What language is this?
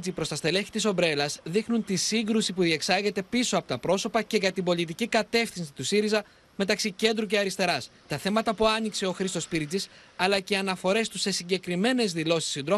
Greek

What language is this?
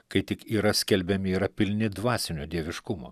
Lithuanian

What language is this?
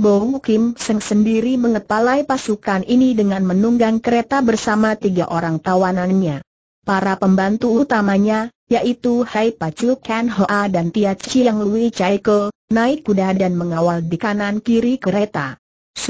Indonesian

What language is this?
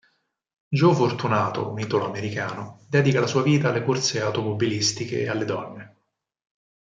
Italian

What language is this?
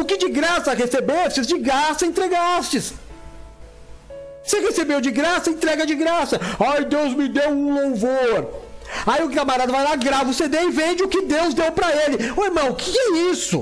Portuguese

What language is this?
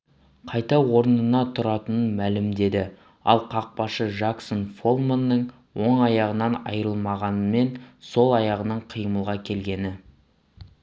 Kazakh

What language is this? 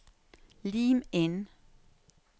Norwegian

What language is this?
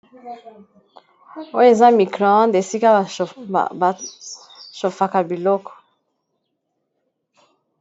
Lingala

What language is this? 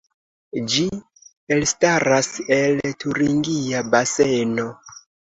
Esperanto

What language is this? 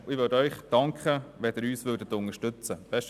Swiss German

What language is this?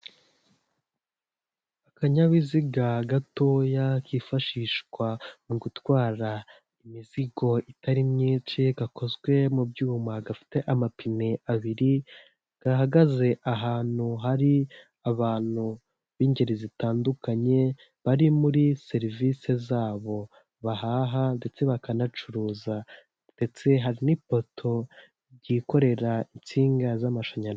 Kinyarwanda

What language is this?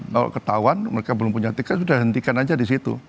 Indonesian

